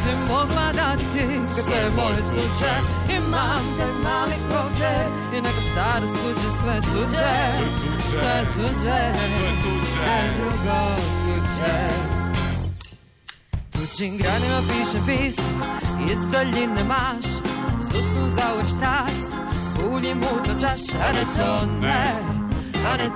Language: Croatian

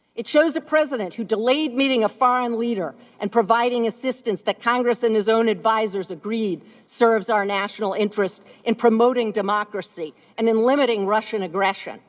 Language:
English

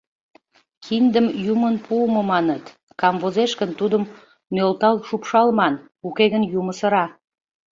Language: Mari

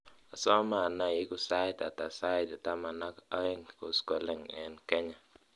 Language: Kalenjin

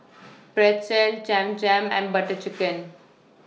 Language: English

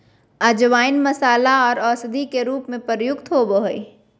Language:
Magahi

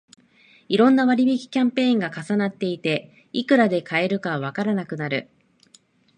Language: Japanese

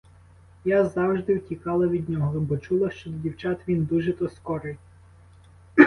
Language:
Ukrainian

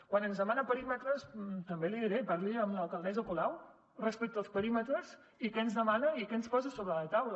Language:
Catalan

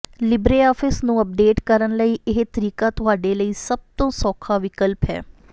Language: Punjabi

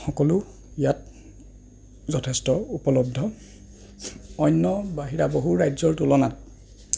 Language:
Assamese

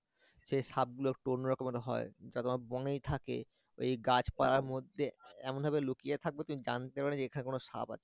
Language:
Bangla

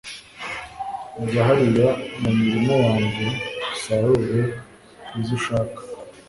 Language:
Kinyarwanda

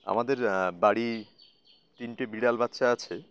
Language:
Bangla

